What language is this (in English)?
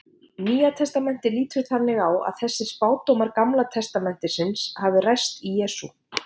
Icelandic